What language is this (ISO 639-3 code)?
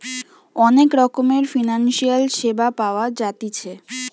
ben